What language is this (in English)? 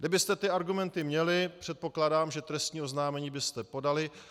Czech